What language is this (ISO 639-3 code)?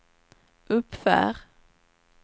swe